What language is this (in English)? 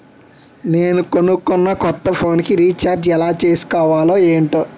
Telugu